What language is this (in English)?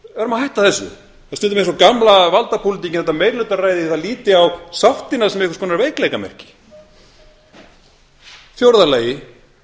Icelandic